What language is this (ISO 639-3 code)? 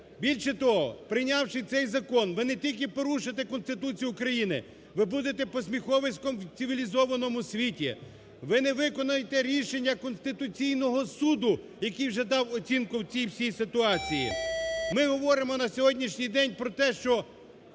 ukr